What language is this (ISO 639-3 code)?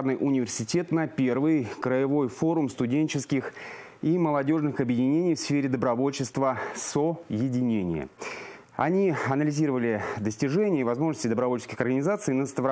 rus